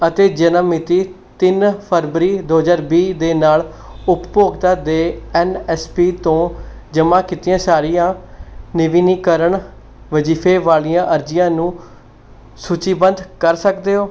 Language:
Punjabi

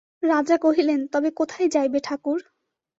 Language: Bangla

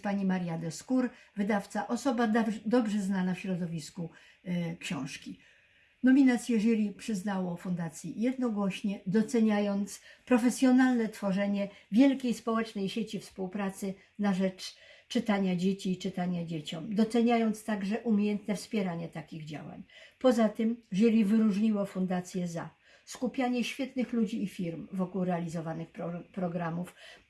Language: Polish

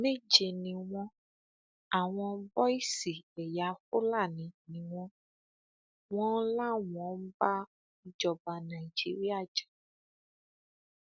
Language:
Yoruba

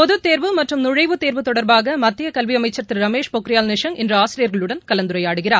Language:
Tamil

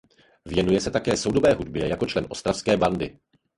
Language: Czech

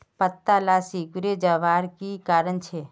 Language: Magahi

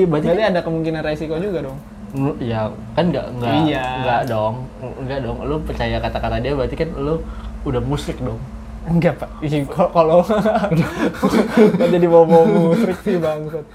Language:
Indonesian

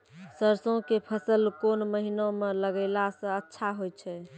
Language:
Maithili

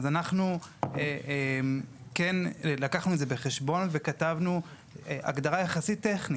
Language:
Hebrew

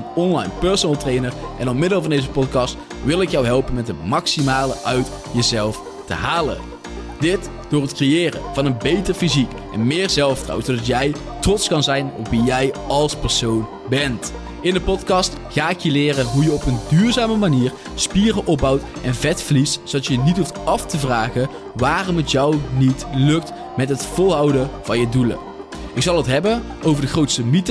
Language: Dutch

